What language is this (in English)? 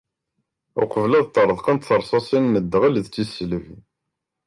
Kabyle